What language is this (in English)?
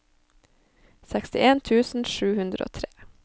Norwegian